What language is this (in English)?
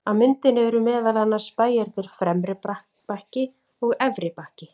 Icelandic